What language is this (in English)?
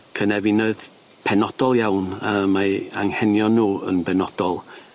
Welsh